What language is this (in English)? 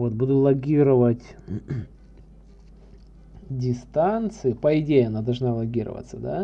Russian